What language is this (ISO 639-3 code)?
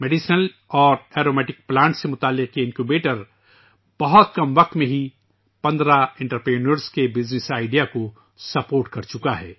urd